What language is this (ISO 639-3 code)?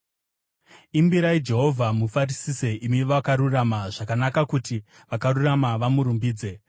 sna